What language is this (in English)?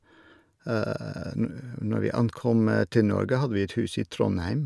Norwegian